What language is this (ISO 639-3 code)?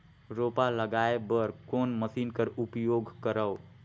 hne